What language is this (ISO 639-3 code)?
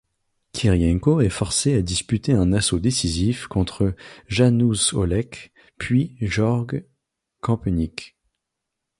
fra